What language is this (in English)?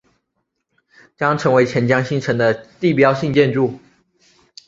Chinese